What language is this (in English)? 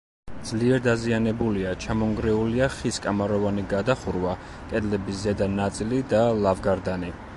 Georgian